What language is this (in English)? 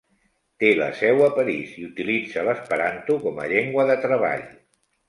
Catalan